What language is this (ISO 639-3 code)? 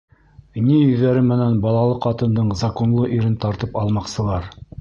bak